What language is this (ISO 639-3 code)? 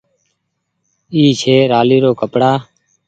gig